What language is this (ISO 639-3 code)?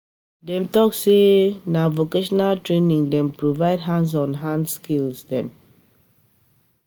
pcm